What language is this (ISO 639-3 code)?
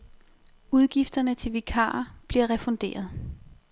dan